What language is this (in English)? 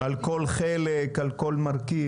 Hebrew